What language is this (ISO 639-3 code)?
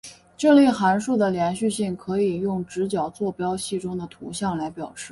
zho